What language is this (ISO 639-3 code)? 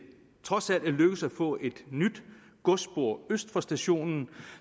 dan